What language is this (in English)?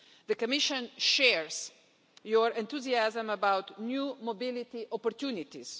English